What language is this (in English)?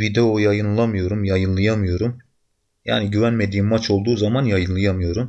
Turkish